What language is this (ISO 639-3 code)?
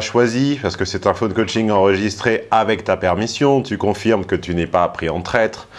fra